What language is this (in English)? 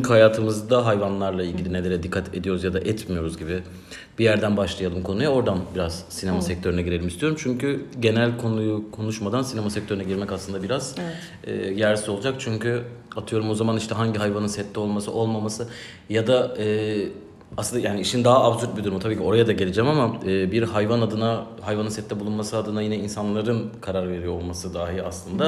Turkish